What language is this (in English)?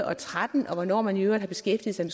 Danish